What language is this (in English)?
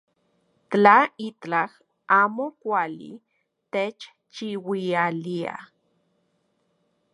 Central Puebla Nahuatl